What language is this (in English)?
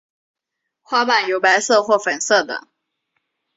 Chinese